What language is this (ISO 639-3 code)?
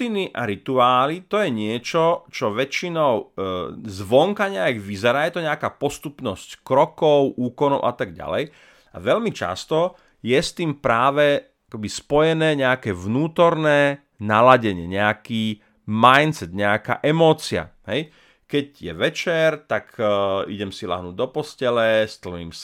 slk